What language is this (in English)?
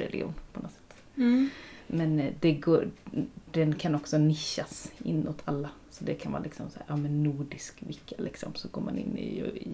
Swedish